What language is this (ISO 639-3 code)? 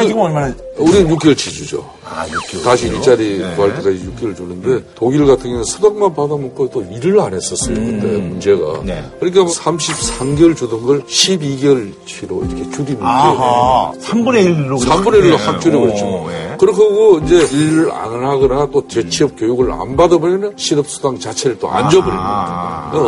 kor